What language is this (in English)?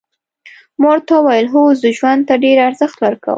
Pashto